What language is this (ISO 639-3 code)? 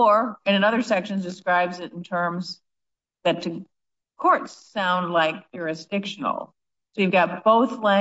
eng